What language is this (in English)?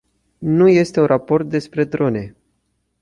Romanian